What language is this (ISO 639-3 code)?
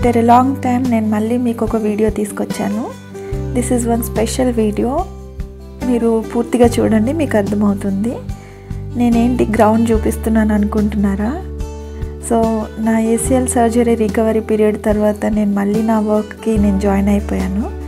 tel